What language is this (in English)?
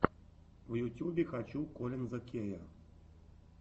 Russian